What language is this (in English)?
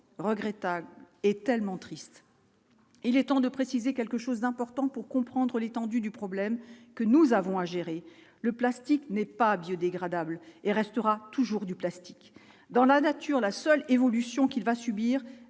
French